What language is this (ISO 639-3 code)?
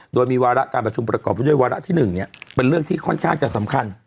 tha